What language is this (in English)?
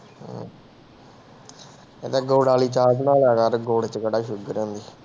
Punjabi